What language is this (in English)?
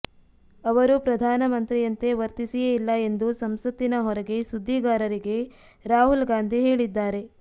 Kannada